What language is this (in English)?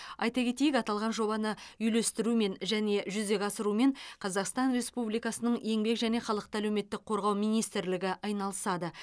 Kazakh